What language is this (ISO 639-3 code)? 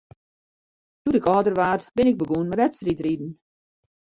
fry